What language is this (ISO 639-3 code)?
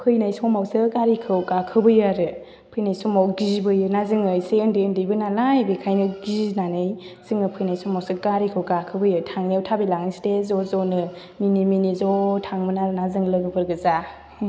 brx